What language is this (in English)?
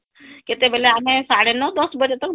Odia